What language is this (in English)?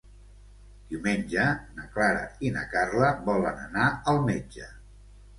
Catalan